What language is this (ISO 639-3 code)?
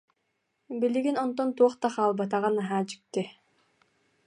sah